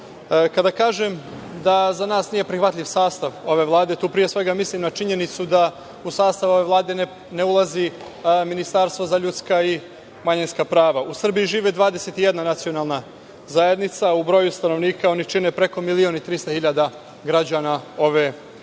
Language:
Serbian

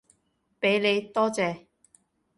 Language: Cantonese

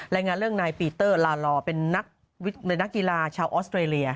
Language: Thai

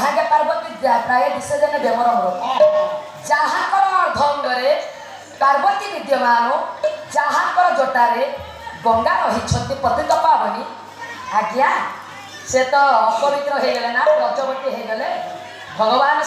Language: Indonesian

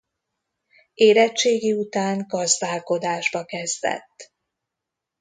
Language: Hungarian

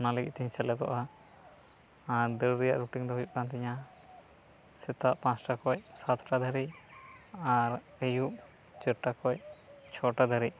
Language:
Santali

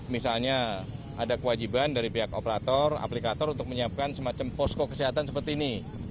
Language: Indonesian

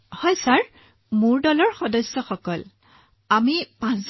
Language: Assamese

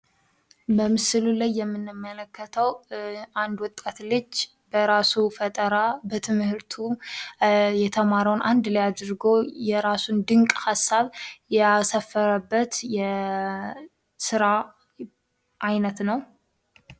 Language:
Amharic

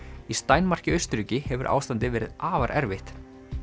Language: Icelandic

